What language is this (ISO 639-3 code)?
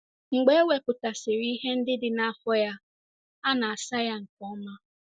ibo